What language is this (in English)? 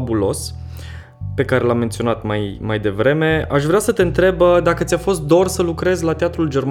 Romanian